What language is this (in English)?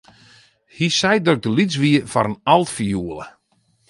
Western Frisian